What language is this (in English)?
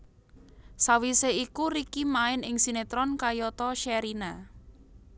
Javanese